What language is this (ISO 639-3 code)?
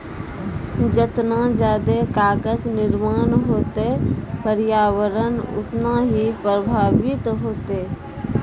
mai